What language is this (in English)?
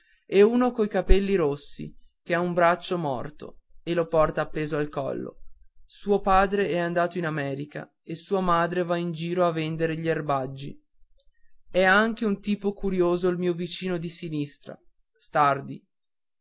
Italian